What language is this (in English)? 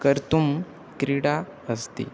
Sanskrit